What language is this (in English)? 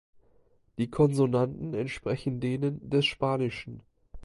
German